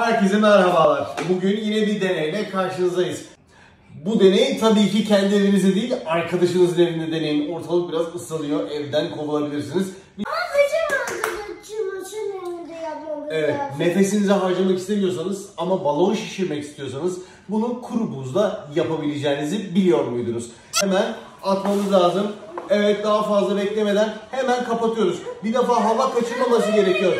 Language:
Turkish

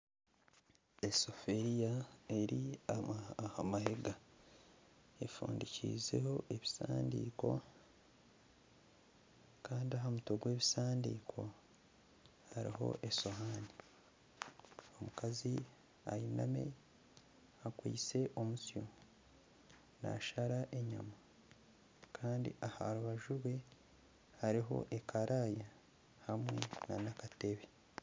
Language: Nyankole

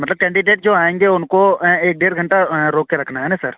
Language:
Urdu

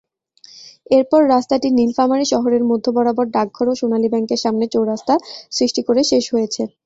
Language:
Bangla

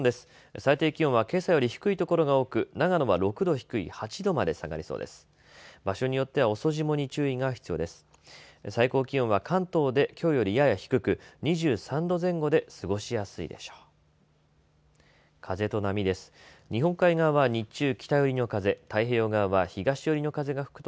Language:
Japanese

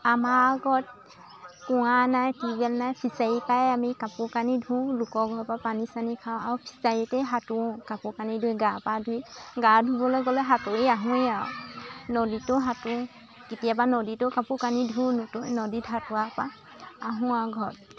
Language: Assamese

